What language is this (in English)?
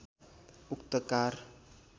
Nepali